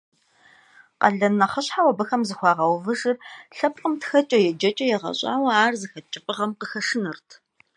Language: Kabardian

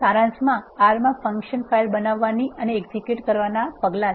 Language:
Gujarati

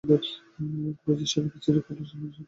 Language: Bangla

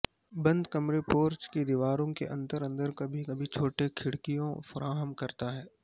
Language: Urdu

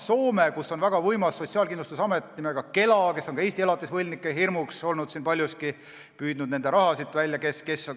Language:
Estonian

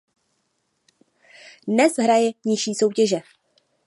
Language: Czech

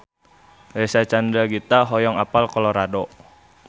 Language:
Sundanese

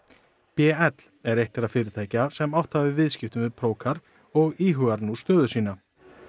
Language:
Icelandic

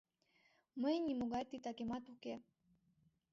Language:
Mari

